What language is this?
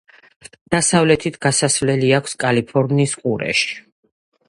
Georgian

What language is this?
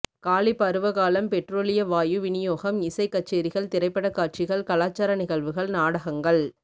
Tamil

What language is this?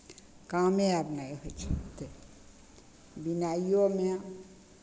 Maithili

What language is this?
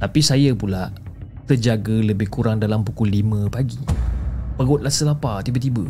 Malay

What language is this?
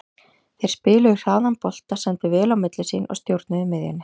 Icelandic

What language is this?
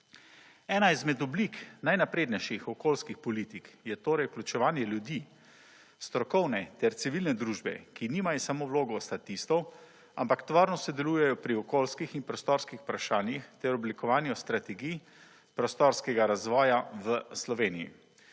Slovenian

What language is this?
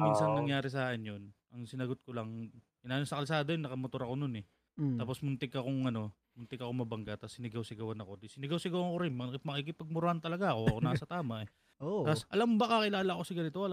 Filipino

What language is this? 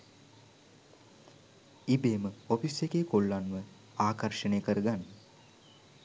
Sinhala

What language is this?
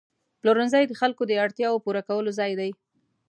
Pashto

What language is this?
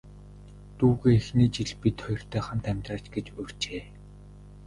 Mongolian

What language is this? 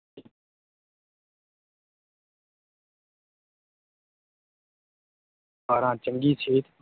Punjabi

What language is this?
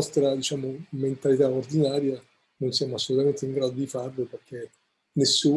Italian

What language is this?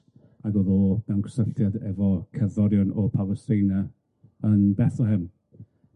Welsh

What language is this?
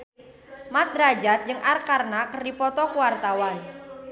Sundanese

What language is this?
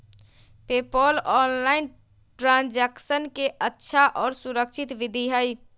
Magahi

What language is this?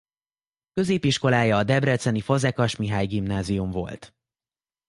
Hungarian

